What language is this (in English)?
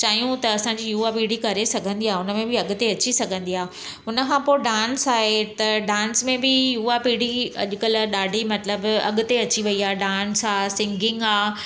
Sindhi